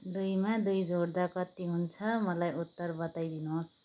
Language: Nepali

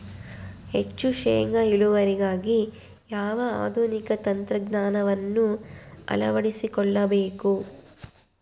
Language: Kannada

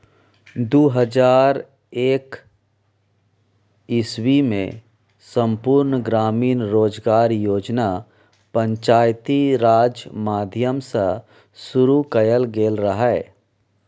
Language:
Maithili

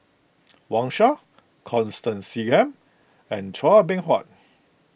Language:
English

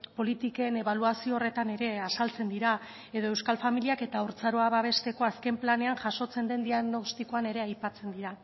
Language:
Basque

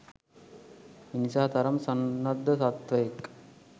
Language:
Sinhala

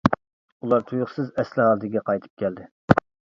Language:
Uyghur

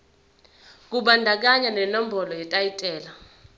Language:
Zulu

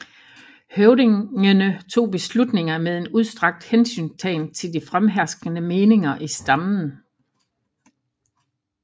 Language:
Danish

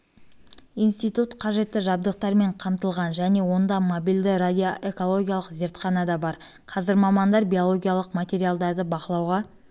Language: Kazakh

